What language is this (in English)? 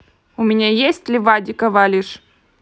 Russian